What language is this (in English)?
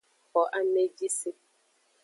Aja (Benin)